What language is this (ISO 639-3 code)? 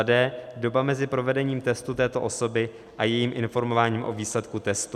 ces